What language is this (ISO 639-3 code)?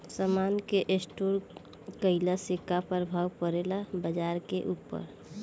bho